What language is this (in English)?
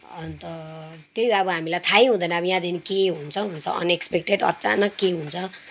Nepali